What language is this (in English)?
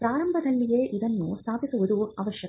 Kannada